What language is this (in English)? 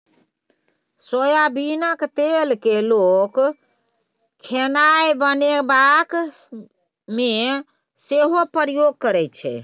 Maithili